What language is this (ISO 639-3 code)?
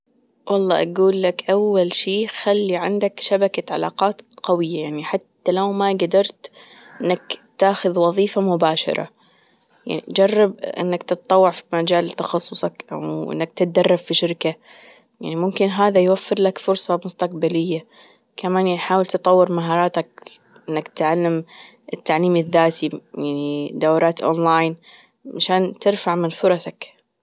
afb